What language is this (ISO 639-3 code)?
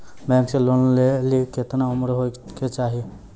mai